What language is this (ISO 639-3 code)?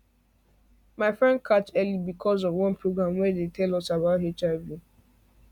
pcm